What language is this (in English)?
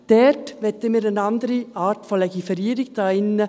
Swiss German